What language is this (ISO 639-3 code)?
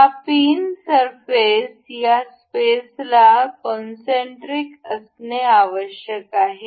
mar